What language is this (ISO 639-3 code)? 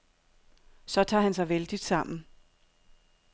dan